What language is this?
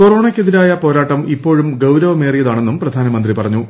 Malayalam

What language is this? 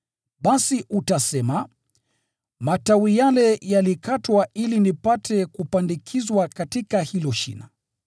Swahili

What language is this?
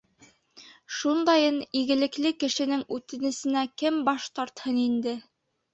Bashkir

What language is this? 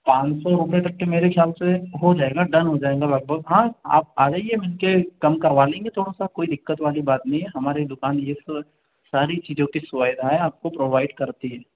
Hindi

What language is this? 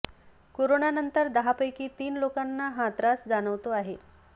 Marathi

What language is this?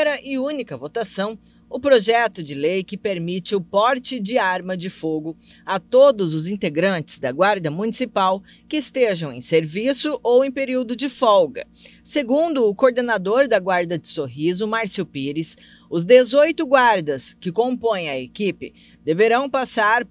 Portuguese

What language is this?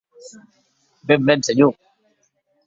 Occitan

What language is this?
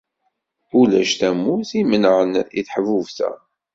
Kabyle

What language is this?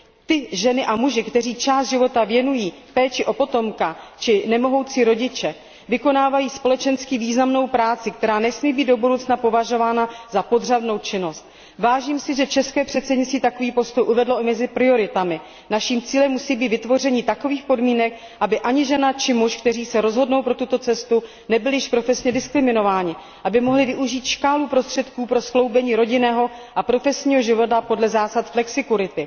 Czech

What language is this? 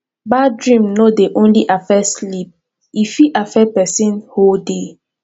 Nigerian Pidgin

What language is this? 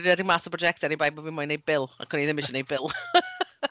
Welsh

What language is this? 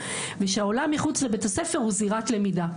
Hebrew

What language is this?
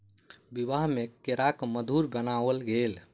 Maithili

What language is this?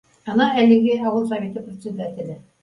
Bashkir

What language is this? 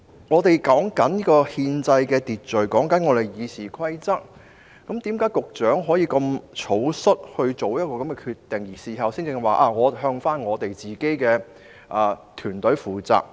Cantonese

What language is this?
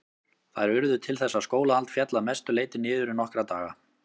Icelandic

